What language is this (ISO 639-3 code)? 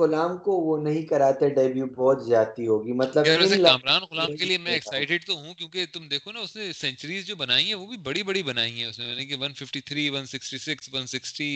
urd